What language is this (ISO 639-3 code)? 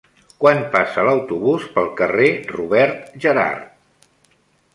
cat